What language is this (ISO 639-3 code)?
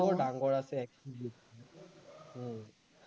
asm